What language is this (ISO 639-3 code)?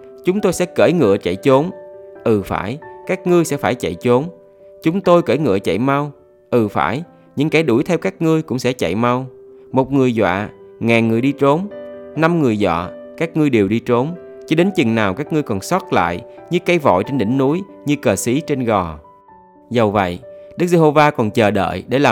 vie